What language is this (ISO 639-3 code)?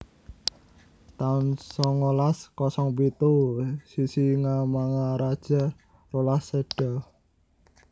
jav